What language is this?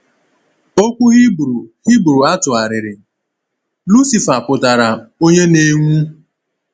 Igbo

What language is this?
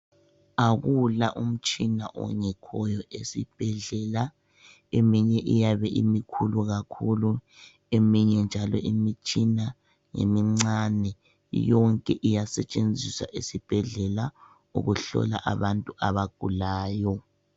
North Ndebele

